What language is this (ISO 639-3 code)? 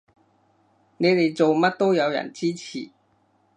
yue